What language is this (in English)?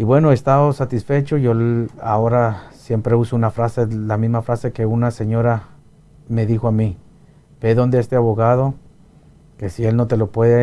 Spanish